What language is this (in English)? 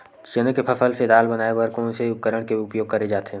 Chhattisgarhi